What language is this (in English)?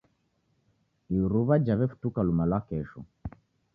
Taita